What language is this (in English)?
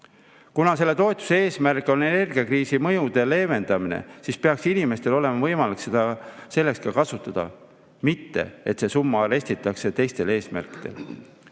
Estonian